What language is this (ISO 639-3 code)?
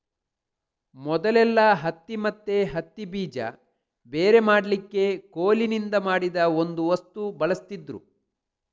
kan